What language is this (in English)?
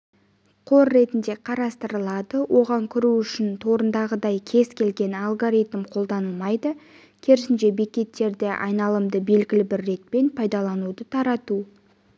Kazakh